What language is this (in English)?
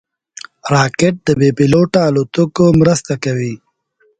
Pashto